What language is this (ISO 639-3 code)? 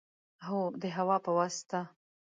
pus